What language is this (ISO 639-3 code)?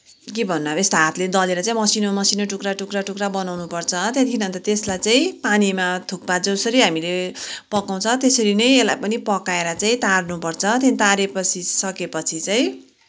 nep